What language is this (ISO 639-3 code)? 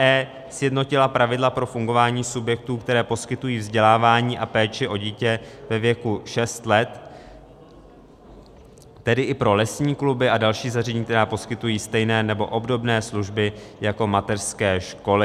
ces